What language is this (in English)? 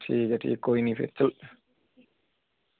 Dogri